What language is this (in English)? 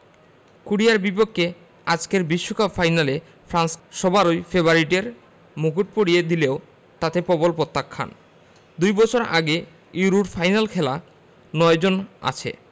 Bangla